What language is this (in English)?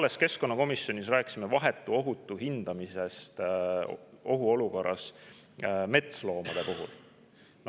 Estonian